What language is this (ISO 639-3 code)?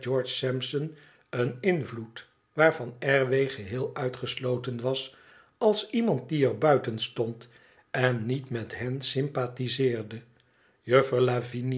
nld